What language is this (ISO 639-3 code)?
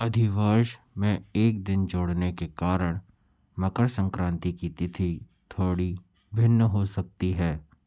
hin